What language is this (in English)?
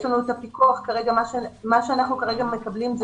Hebrew